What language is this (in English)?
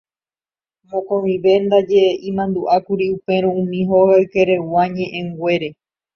Guarani